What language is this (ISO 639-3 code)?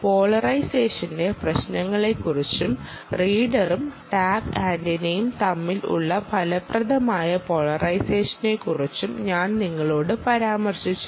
mal